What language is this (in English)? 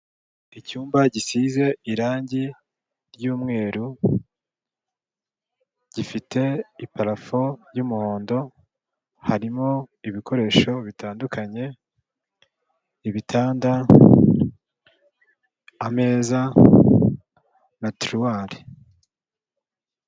Kinyarwanda